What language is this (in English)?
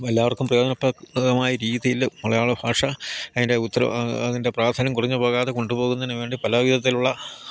Malayalam